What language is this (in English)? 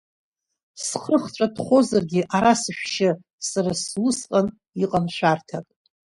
Abkhazian